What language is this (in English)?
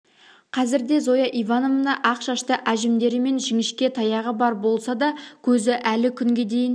Kazakh